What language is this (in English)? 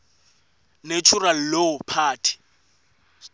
Swati